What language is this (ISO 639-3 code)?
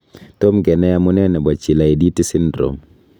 kln